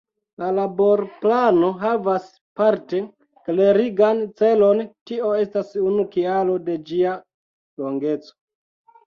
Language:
Esperanto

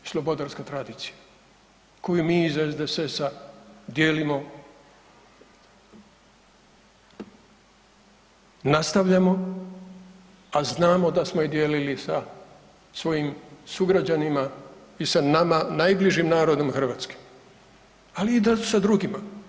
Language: Croatian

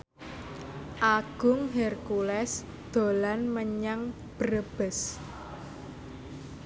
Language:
Javanese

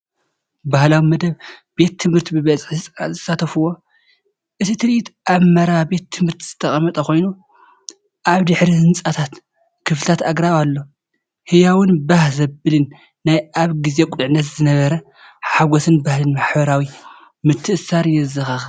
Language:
Tigrinya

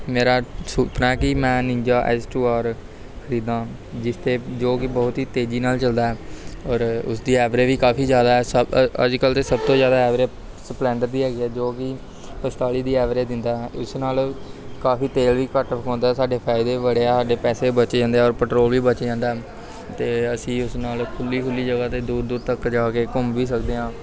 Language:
Punjabi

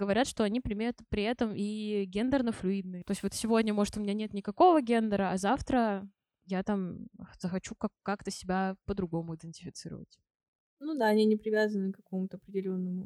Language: Russian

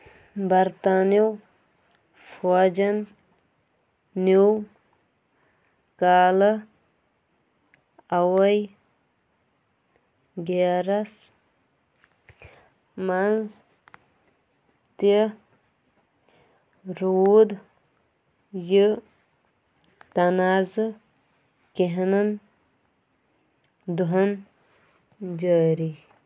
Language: Kashmiri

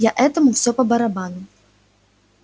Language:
Russian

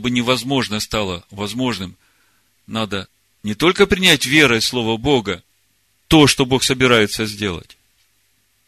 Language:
Russian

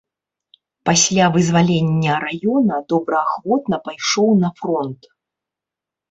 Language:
Belarusian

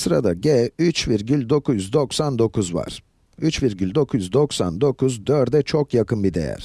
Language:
Turkish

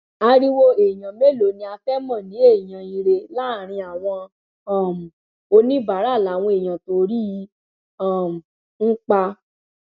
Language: Yoruba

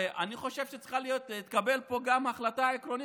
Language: Hebrew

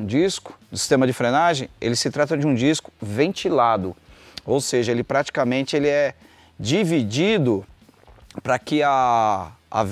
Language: Portuguese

